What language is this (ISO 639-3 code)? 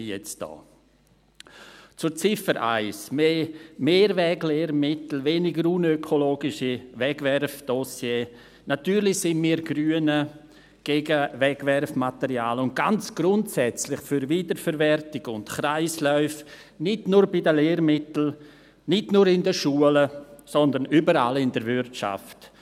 gsw